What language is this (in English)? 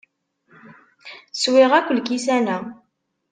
Kabyle